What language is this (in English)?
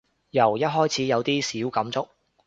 Cantonese